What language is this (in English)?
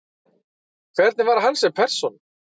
Icelandic